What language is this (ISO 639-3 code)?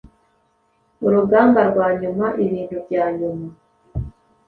kin